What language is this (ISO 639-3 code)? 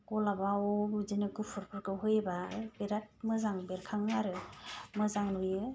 brx